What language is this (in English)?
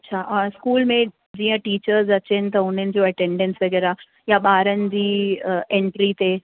Sindhi